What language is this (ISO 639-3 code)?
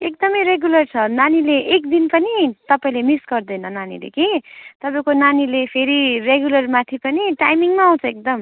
nep